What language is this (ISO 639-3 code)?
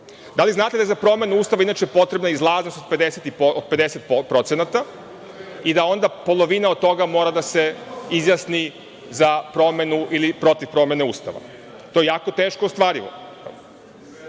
srp